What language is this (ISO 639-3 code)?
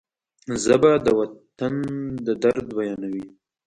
pus